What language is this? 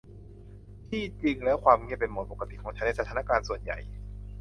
Thai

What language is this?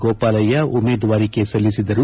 Kannada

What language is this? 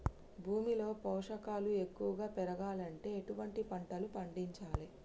Telugu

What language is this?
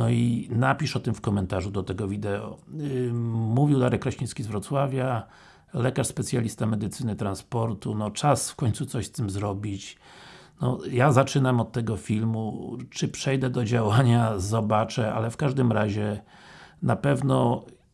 Polish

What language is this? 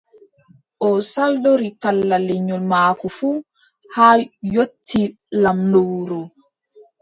Adamawa Fulfulde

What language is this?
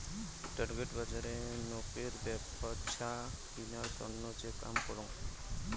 Bangla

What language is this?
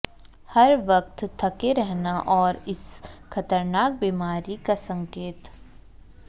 Hindi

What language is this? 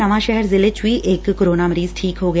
Punjabi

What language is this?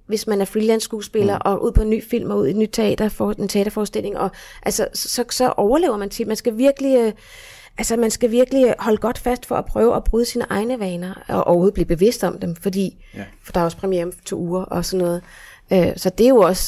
Danish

